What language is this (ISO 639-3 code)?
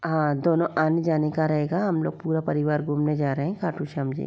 hin